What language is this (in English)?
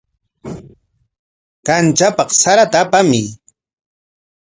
Corongo Ancash Quechua